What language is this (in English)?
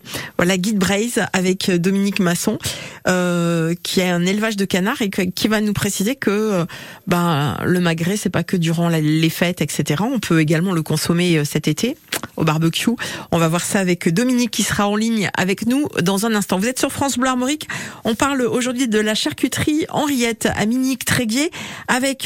French